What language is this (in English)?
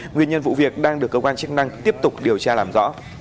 Vietnamese